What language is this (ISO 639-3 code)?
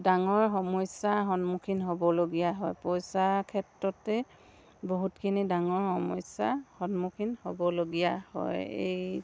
asm